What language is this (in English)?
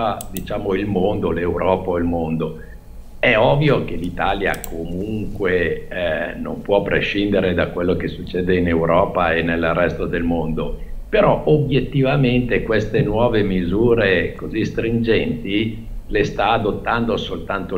Italian